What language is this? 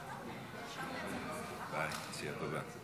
Hebrew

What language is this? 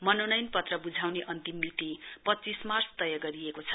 Nepali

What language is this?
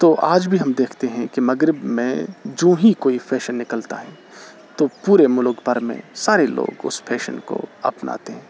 Urdu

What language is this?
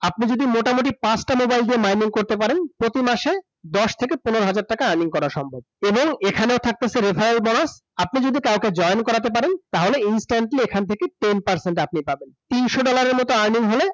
Bangla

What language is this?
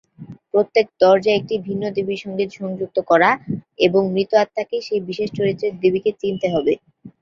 Bangla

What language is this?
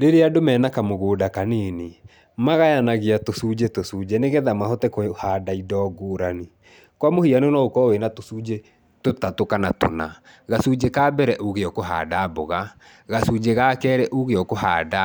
Kikuyu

